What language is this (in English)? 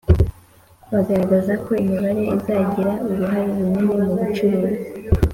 Kinyarwanda